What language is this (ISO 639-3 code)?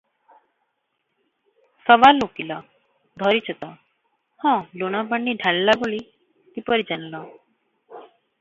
ori